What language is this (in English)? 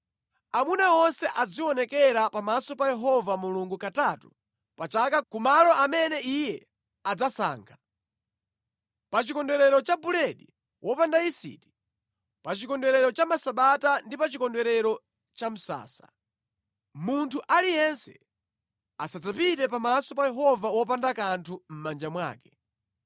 Nyanja